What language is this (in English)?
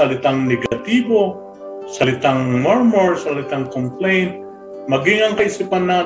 Filipino